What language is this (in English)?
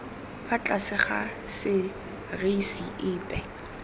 Tswana